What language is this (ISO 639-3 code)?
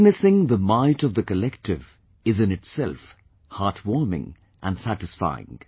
eng